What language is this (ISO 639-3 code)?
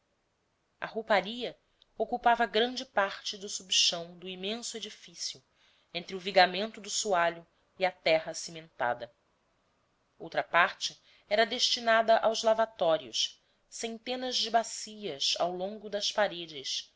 por